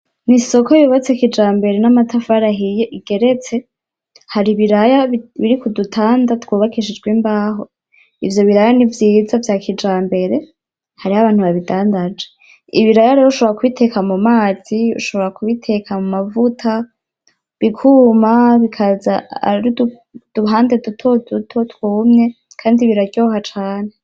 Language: Rundi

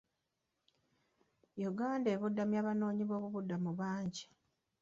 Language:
Ganda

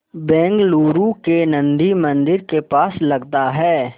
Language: Hindi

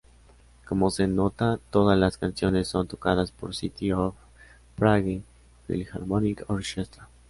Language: Spanish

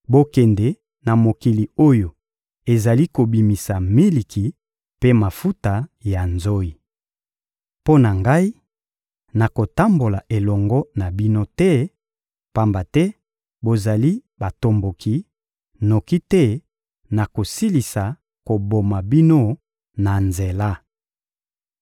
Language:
Lingala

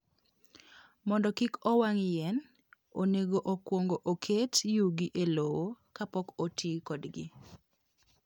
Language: Luo (Kenya and Tanzania)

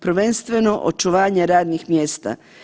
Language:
Croatian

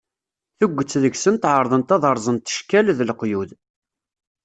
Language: Kabyle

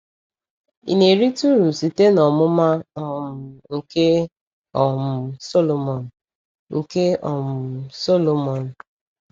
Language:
Igbo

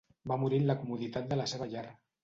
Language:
Catalan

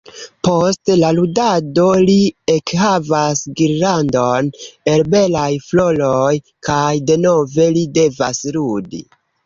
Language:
Esperanto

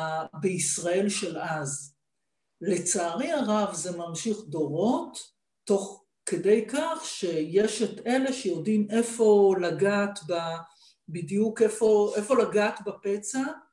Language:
Hebrew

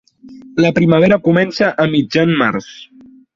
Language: Catalan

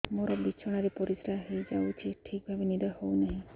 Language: Odia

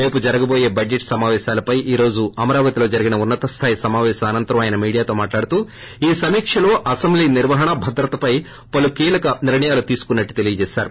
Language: Telugu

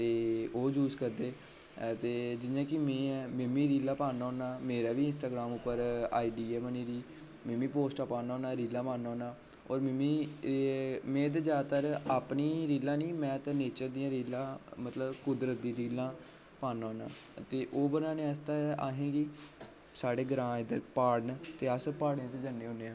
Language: Dogri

